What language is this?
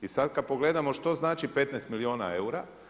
Croatian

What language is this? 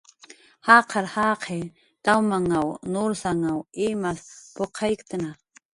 Jaqaru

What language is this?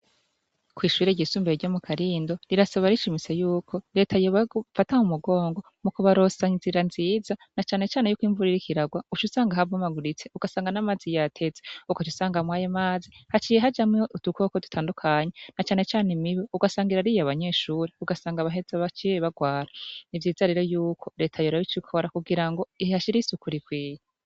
Rundi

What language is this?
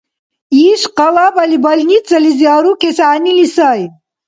Dargwa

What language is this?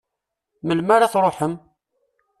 Kabyle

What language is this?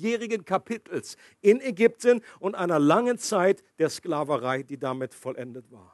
German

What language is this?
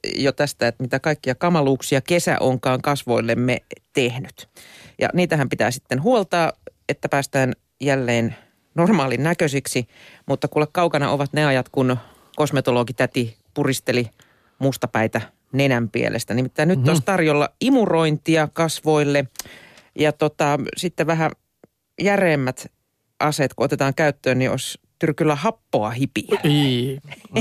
Finnish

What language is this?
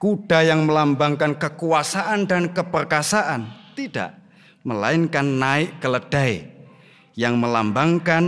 Indonesian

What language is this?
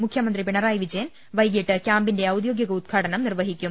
Malayalam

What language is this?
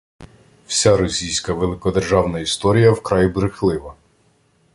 Ukrainian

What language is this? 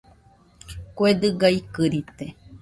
Nüpode Huitoto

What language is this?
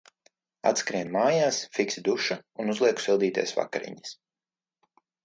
Latvian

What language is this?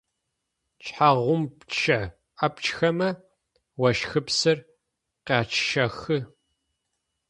Adyghe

